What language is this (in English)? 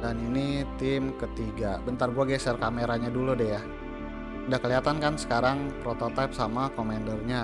Indonesian